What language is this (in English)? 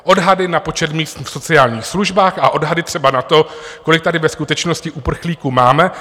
Czech